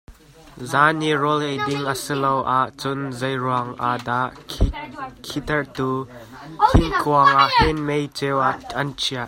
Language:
Hakha Chin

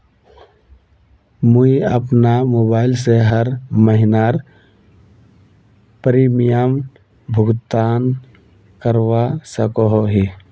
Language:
Magahi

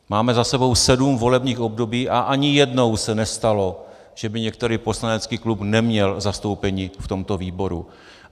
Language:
Czech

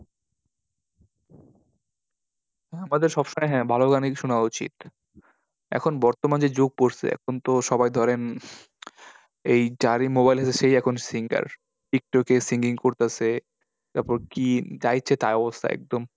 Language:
Bangla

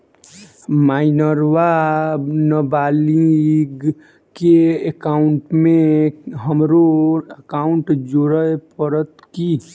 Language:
Maithili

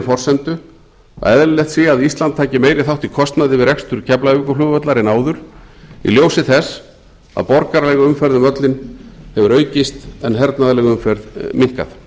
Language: Icelandic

